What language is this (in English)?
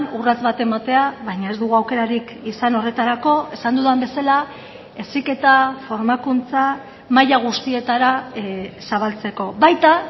Basque